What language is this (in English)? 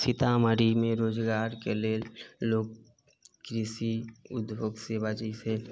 Maithili